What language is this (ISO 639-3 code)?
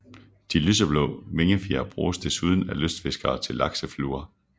dan